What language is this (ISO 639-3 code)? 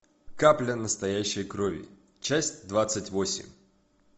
rus